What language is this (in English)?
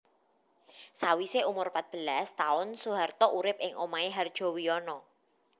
Javanese